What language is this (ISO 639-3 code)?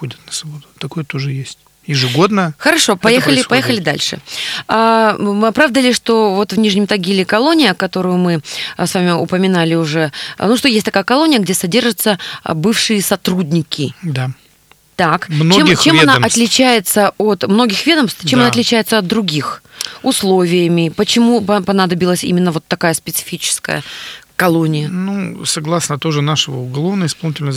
rus